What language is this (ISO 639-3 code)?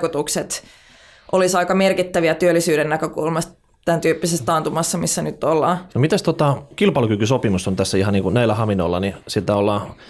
fin